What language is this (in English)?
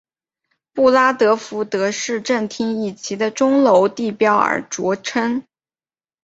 Chinese